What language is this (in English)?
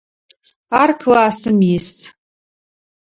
Adyghe